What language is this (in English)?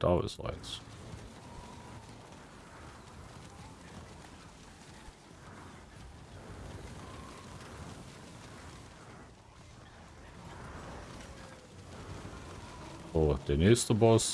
German